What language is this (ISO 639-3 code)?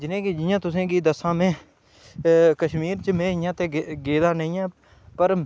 doi